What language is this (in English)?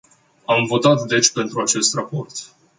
Romanian